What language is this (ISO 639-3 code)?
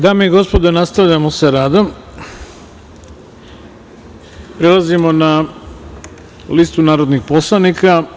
srp